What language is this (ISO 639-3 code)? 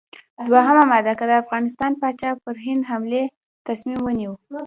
pus